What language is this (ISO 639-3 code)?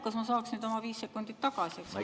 est